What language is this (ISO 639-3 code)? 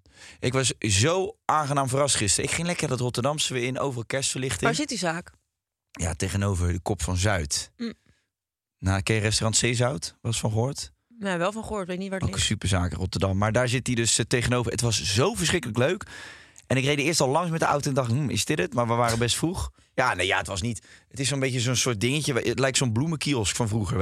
nld